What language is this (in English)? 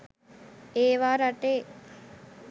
Sinhala